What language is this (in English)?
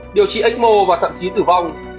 Vietnamese